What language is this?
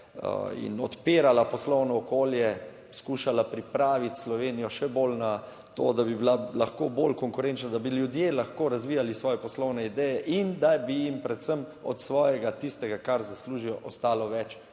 Slovenian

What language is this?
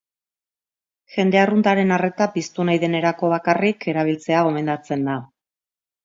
Basque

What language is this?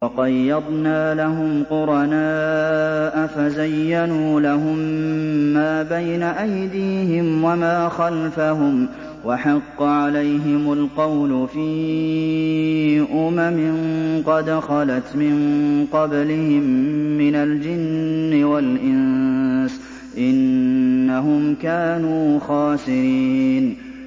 Arabic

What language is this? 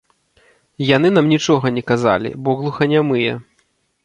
Belarusian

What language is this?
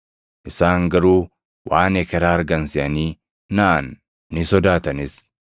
Oromo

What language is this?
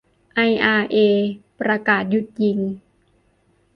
Thai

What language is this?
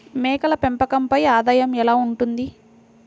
Telugu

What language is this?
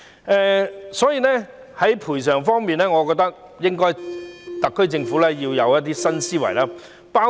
Cantonese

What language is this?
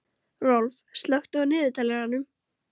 Icelandic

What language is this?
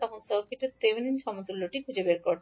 Bangla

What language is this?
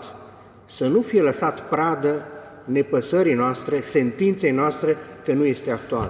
Romanian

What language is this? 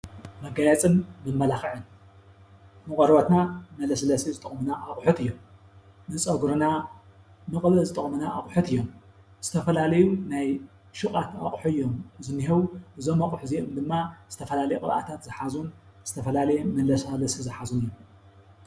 Tigrinya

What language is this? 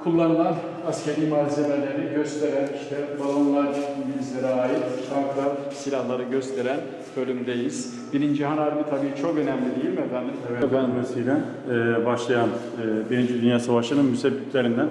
Turkish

